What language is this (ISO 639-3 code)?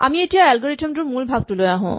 asm